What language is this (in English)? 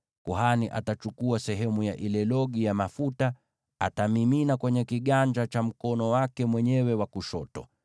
Swahili